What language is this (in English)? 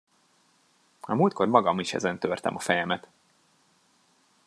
Hungarian